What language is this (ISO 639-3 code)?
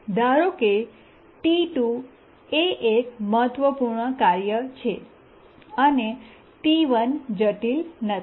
guj